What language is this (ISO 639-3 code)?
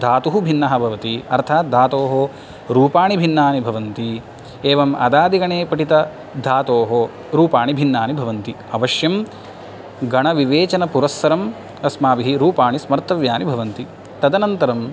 san